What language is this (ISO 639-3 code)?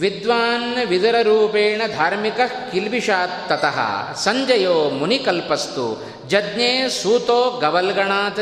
kan